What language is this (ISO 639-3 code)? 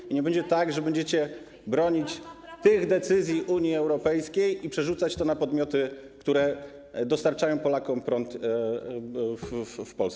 pol